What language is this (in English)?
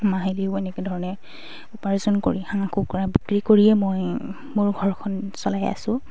Assamese